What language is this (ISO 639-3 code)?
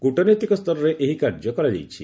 ori